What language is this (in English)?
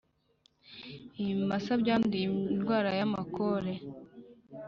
Kinyarwanda